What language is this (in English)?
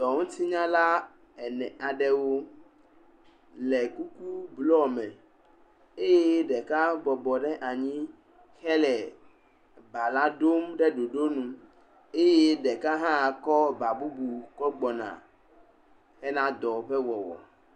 Ewe